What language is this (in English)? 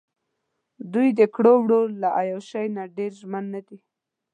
Pashto